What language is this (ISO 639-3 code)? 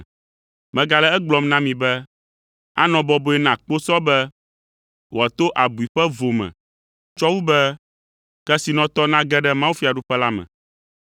ewe